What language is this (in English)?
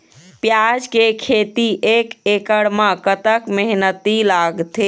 Chhattisgarhi